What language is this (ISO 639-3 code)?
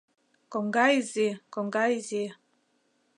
chm